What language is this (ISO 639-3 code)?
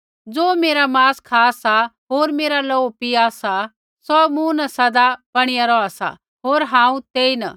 kfx